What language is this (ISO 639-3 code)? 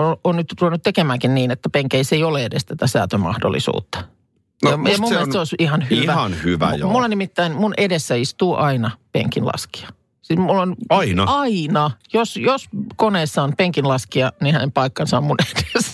fin